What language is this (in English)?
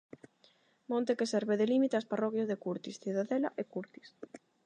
Galician